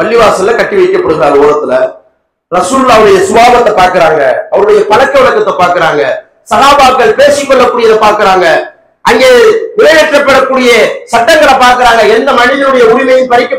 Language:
Tamil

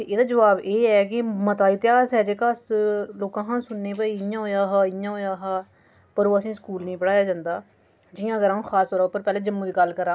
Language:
Dogri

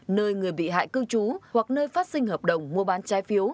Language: Vietnamese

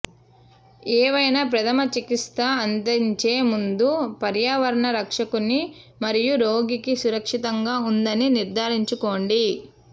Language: Telugu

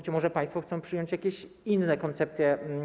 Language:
Polish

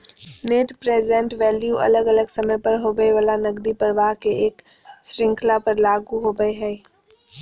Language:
Magahi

